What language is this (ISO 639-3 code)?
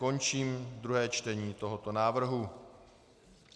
ces